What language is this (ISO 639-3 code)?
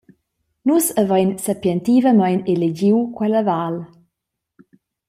roh